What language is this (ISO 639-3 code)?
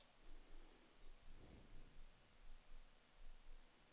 swe